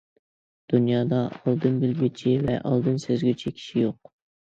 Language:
Uyghur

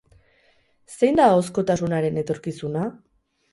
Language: Basque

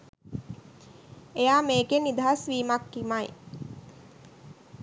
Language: Sinhala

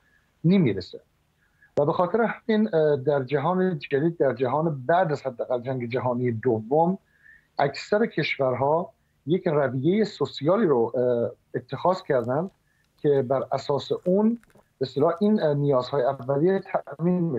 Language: Persian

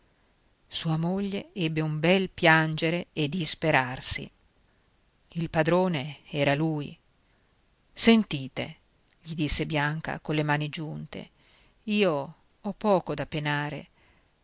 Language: Italian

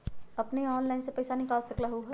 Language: Magahi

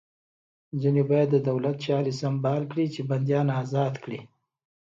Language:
Pashto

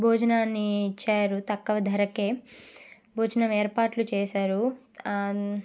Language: Telugu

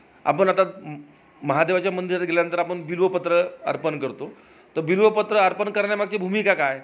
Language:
Marathi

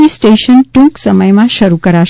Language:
Gujarati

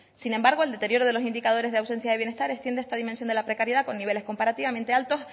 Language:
Spanish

